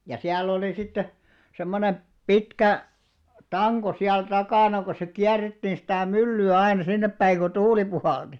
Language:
Finnish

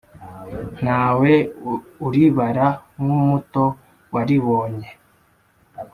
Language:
Kinyarwanda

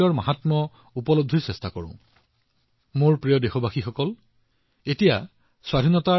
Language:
Assamese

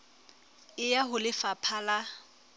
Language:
Southern Sotho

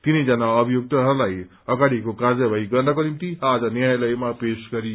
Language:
Nepali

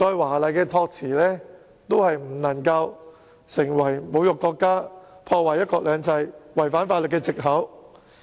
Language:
Cantonese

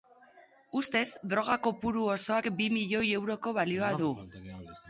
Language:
Basque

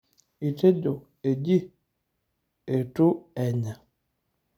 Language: Masai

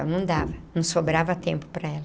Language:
Portuguese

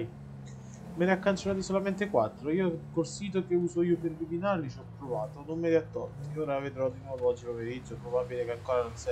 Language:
Italian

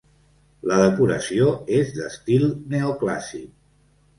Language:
Catalan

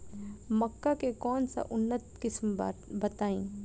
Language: Bhojpuri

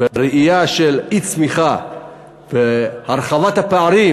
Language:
Hebrew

